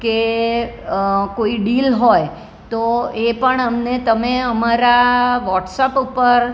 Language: Gujarati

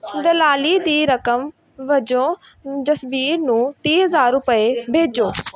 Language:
Punjabi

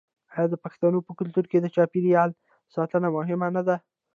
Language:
Pashto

